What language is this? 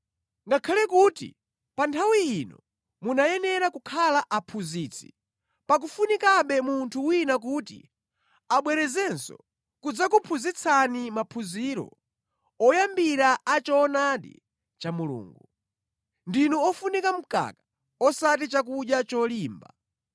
Nyanja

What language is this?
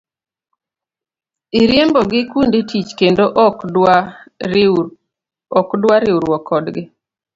Luo (Kenya and Tanzania)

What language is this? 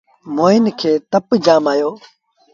Sindhi Bhil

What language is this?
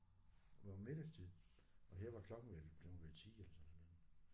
Danish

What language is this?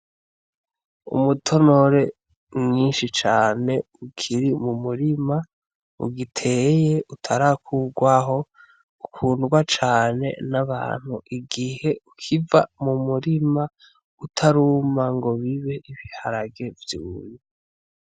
Rundi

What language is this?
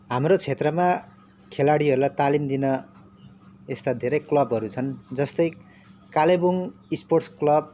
Nepali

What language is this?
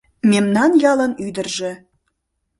Mari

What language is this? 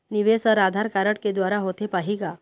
Chhattisgarhi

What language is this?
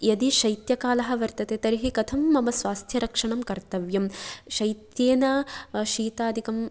Sanskrit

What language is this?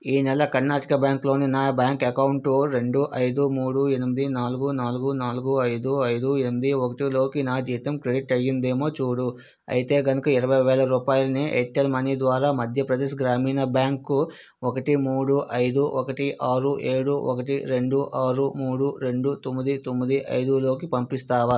Telugu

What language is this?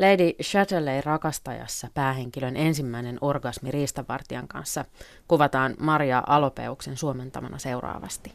Finnish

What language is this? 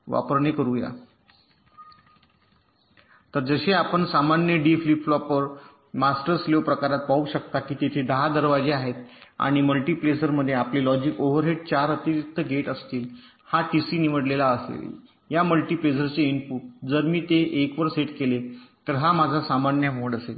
Marathi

